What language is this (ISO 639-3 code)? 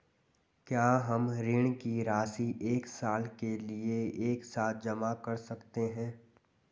hin